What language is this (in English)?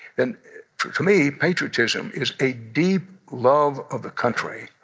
English